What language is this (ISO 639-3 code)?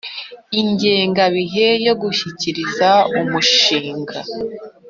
kin